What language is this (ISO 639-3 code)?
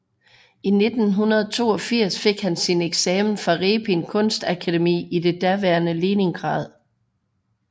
dan